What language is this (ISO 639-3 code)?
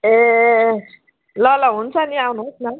nep